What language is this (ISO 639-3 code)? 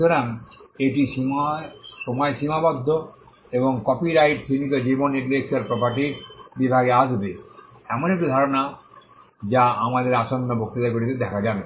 ben